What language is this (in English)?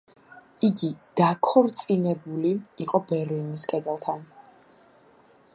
Georgian